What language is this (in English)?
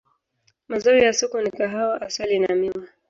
Swahili